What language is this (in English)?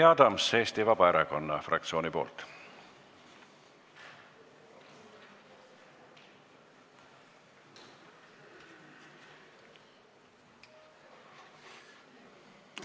Estonian